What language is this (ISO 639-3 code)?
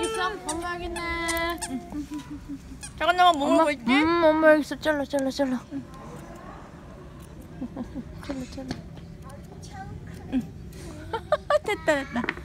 kor